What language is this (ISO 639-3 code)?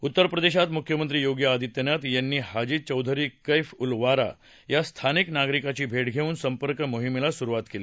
mar